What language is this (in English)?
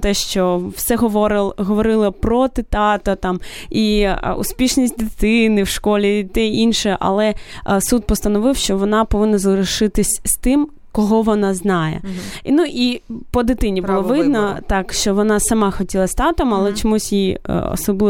Ukrainian